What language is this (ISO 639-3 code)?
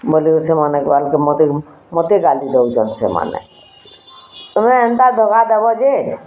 ori